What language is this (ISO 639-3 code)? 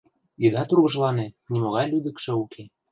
chm